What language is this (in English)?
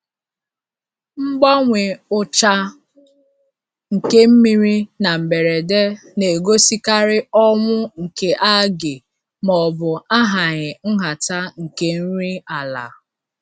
Igbo